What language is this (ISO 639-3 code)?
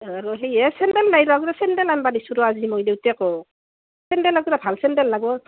asm